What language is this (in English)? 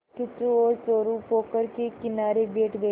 Hindi